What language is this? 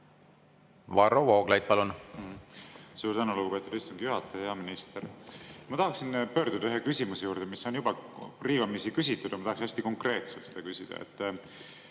Estonian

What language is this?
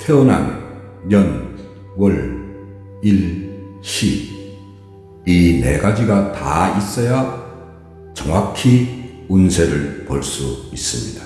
Korean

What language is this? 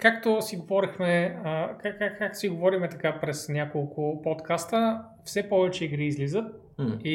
Bulgarian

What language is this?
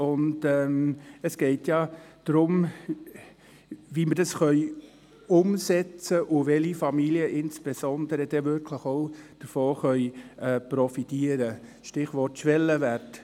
Swiss German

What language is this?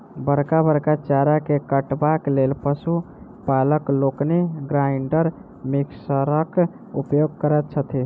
Maithili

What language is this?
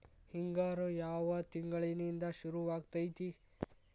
Kannada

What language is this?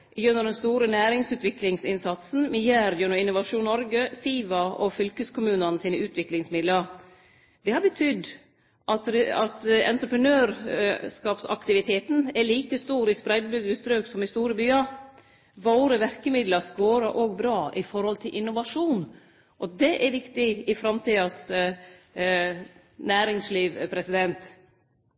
Norwegian Nynorsk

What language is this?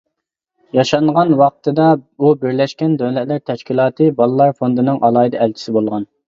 Uyghur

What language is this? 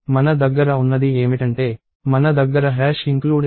Telugu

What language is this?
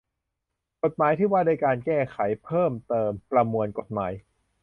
Thai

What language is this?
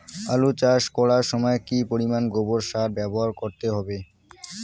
Bangla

